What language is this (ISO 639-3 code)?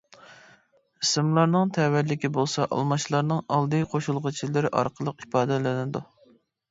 uig